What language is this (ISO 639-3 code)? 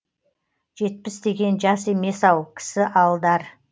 kaz